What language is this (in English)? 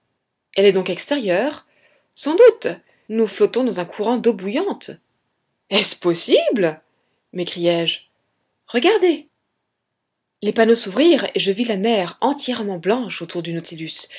French